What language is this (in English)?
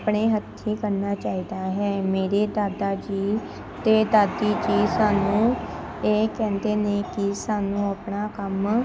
Punjabi